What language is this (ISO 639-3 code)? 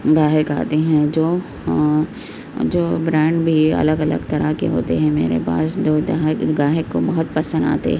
urd